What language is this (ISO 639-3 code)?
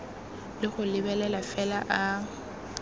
tsn